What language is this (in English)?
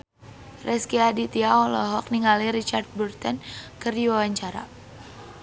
Sundanese